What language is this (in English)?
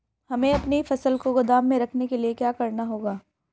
Hindi